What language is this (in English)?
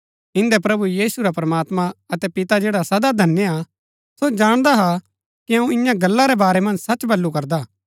Gaddi